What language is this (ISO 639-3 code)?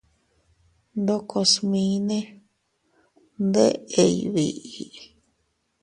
cut